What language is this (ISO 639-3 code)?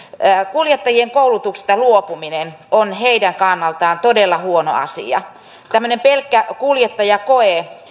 fin